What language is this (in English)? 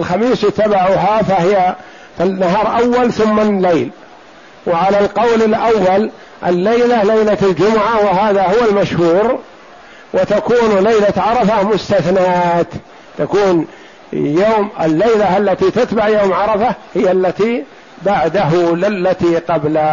Arabic